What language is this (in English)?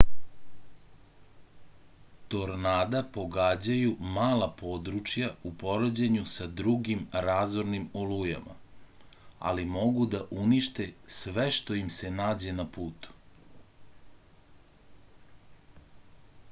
Serbian